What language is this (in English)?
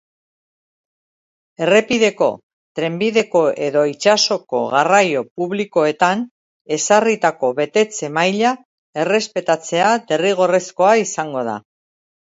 Basque